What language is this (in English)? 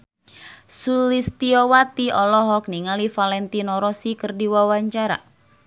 Sundanese